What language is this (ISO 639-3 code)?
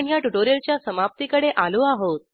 mar